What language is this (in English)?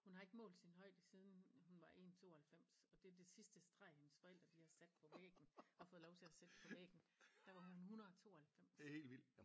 Danish